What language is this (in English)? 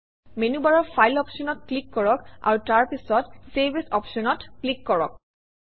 Assamese